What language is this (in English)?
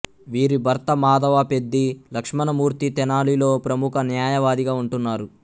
Telugu